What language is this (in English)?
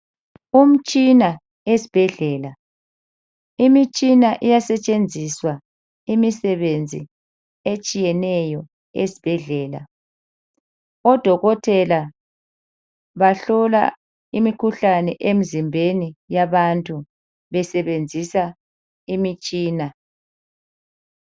North Ndebele